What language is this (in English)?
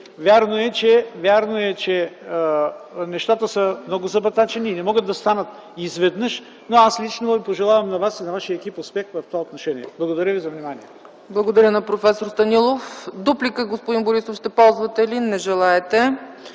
Bulgarian